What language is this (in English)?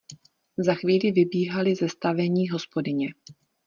Czech